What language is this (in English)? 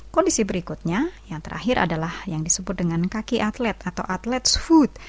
Indonesian